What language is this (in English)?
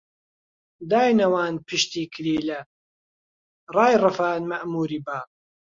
Central Kurdish